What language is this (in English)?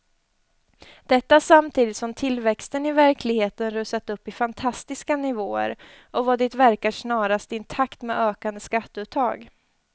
Swedish